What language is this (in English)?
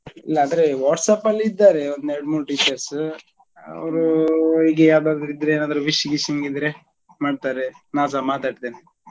Kannada